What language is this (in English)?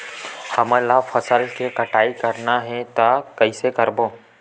Chhattisgarhi